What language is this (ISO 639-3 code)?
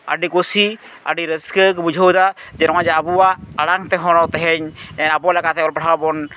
sat